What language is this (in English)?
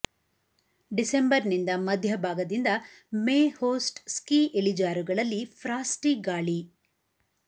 Kannada